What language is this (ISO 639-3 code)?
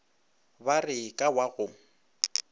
nso